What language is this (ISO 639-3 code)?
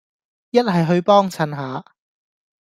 yue